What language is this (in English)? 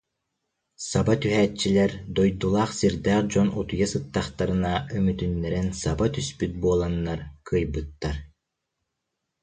Yakut